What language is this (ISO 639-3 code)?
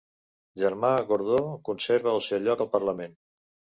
cat